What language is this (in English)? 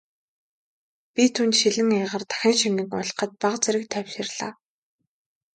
Mongolian